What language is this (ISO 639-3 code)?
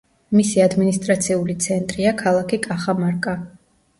kat